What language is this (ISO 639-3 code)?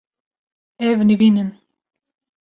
kur